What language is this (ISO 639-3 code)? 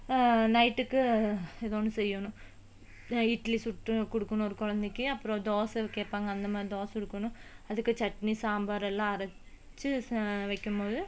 tam